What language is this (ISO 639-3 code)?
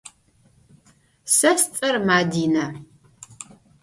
ady